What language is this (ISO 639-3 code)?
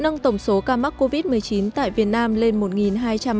vie